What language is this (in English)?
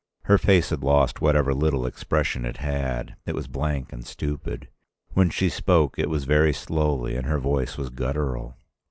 English